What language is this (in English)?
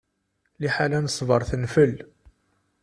Kabyle